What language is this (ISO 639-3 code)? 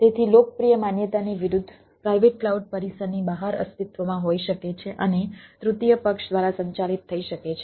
guj